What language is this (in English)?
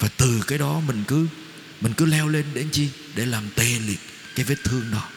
Vietnamese